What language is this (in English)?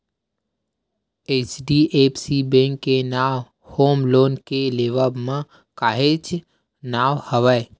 Chhattisgarhi